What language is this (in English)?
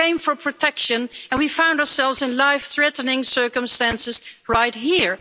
English